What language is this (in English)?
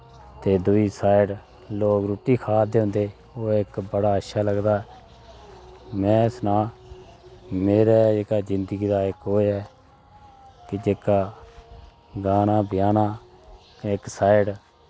Dogri